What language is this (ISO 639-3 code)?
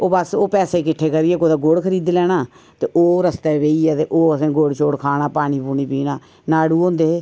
doi